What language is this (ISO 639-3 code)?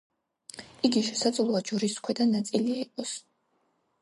kat